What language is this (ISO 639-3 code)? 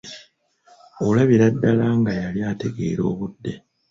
lug